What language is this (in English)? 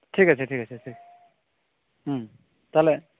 Santali